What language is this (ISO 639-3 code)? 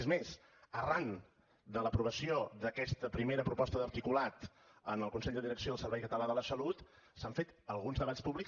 cat